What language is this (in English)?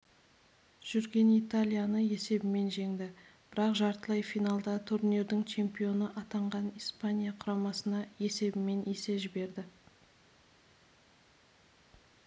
Kazakh